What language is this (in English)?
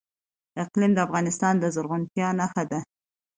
Pashto